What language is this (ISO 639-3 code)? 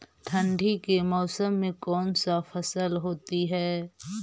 mag